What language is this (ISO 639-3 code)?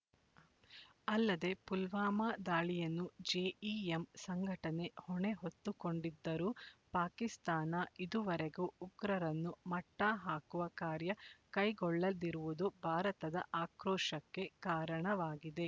kan